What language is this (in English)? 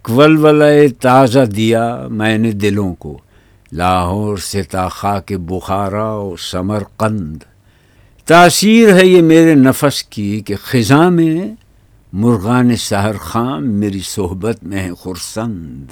Urdu